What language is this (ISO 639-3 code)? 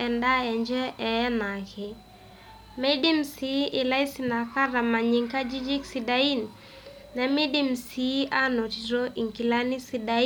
mas